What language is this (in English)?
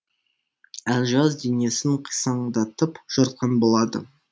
Kazakh